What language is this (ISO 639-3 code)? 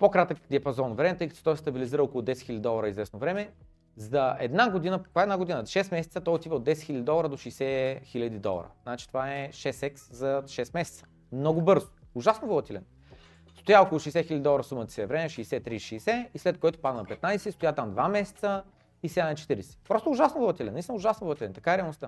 bul